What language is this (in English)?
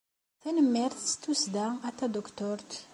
Kabyle